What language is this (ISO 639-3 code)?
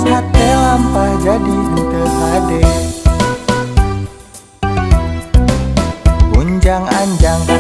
ind